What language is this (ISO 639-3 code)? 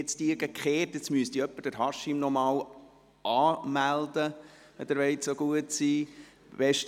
gsw